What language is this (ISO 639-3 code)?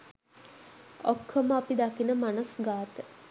sin